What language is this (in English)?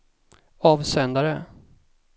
Swedish